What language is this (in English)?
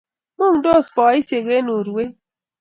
Kalenjin